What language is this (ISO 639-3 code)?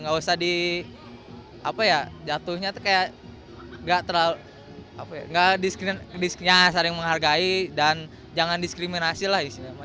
ind